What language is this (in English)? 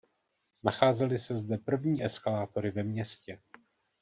Czech